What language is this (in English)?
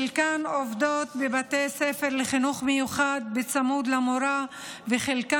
Hebrew